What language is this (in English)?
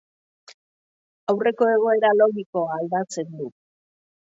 Basque